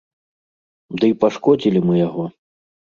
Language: Belarusian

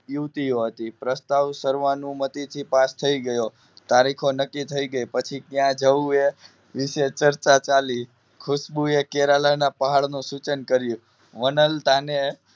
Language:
Gujarati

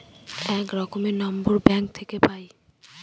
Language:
Bangla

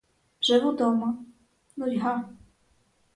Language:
Ukrainian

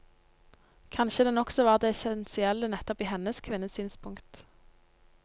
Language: Norwegian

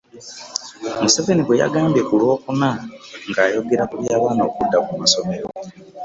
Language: Ganda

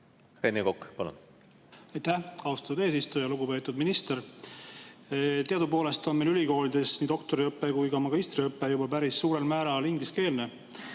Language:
Estonian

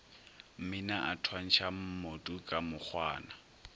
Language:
Northern Sotho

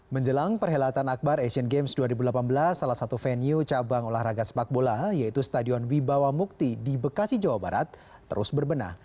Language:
Indonesian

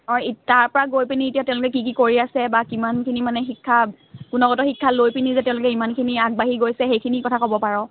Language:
Assamese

